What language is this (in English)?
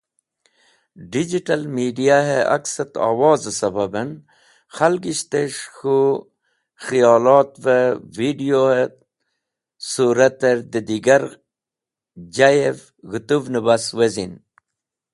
Wakhi